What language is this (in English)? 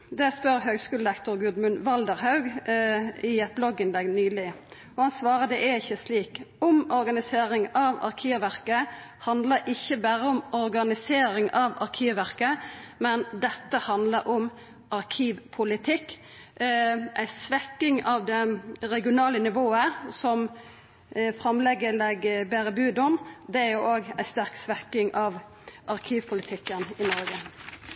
Norwegian Nynorsk